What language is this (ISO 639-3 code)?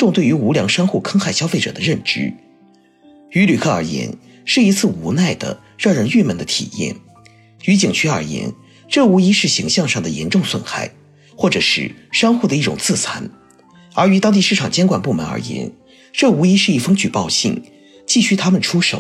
zho